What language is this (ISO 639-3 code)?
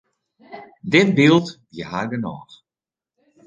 fry